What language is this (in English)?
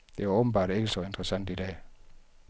Danish